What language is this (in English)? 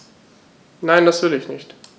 German